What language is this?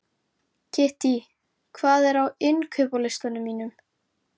Icelandic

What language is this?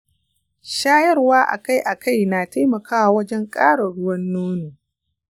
Hausa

